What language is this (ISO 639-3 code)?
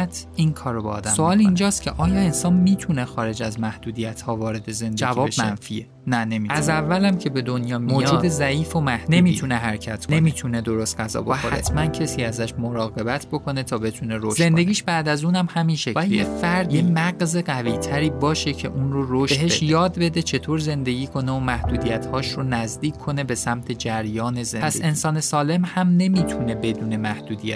fas